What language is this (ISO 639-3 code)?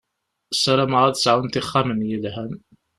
kab